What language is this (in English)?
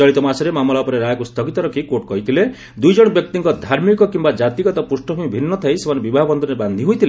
Odia